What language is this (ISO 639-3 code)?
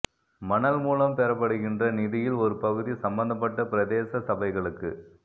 tam